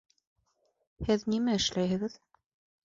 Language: Bashkir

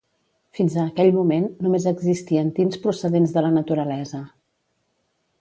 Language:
Catalan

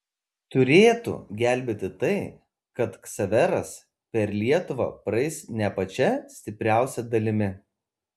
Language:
Lithuanian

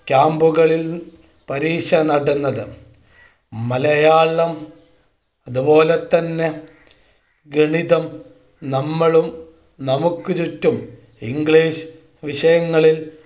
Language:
Malayalam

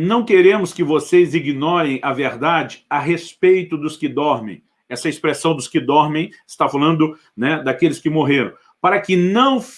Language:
Portuguese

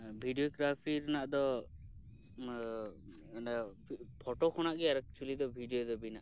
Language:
Santali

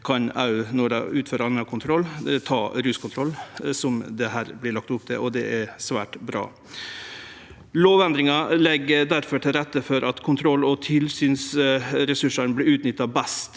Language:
Norwegian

